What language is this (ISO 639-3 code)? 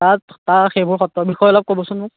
asm